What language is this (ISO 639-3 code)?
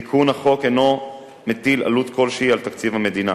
heb